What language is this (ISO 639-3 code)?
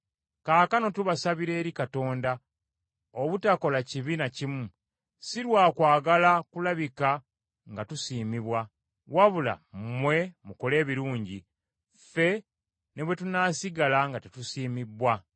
lug